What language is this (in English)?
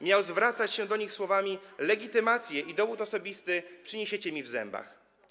Polish